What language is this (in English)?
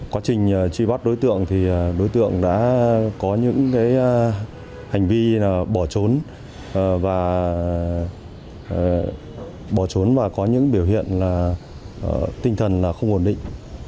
Vietnamese